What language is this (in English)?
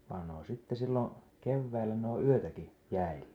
Finnish